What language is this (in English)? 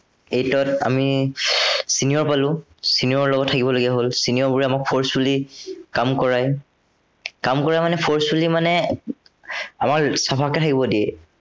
Assamese